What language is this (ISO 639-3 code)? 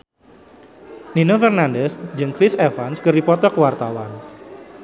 sun